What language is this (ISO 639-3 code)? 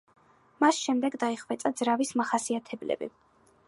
kat